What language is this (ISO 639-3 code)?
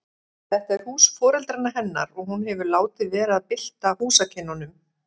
isl